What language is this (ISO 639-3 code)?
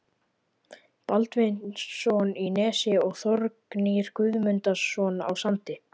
isl